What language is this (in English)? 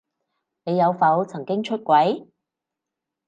Cantonese